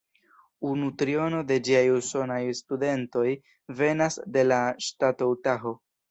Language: Esperanto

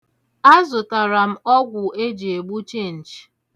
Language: Igbo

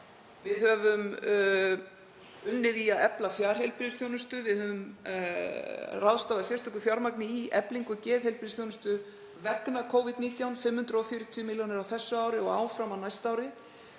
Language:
Icelandic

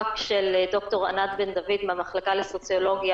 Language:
Hebrew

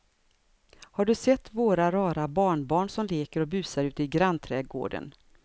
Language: Swedish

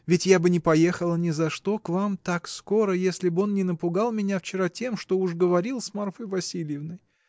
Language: Russian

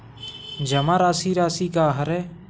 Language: Chhattisgarhi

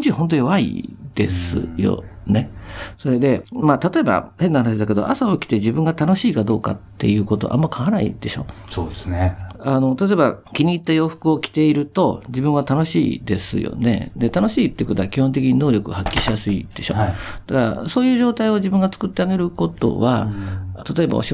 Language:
Japanese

